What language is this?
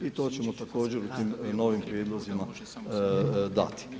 Croatian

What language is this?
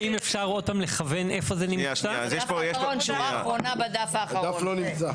Hebrew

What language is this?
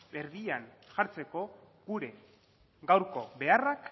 Basque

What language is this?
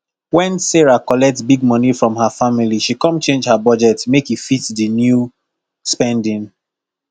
Nigerian Pidgin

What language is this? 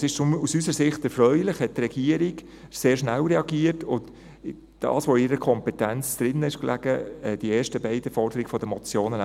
Swiss German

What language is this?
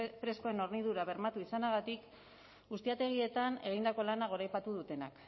Basque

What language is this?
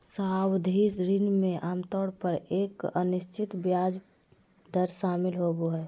Magahi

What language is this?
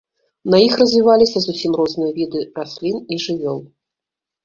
Belarusian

